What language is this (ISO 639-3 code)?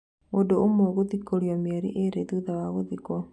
kik